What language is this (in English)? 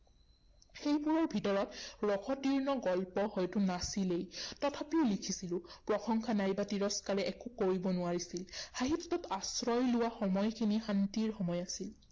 Assamese